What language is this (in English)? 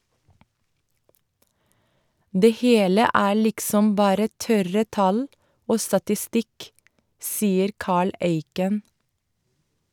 Norwegian